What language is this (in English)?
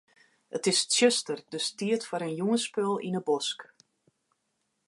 Western Frisian